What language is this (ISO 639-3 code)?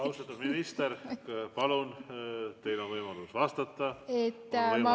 est